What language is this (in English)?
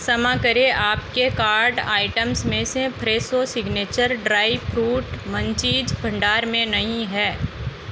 Hindi